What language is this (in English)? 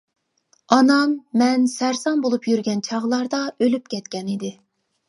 Uyghur